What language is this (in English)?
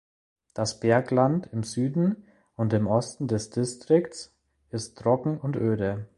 German